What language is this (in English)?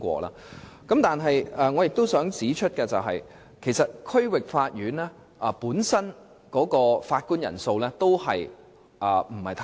Cantonese